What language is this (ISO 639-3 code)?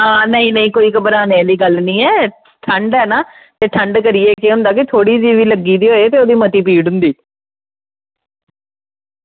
doi